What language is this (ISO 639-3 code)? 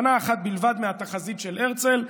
heb